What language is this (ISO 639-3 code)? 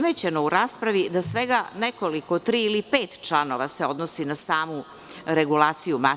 srp